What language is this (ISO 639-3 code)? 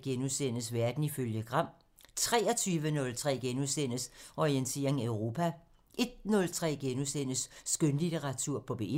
dan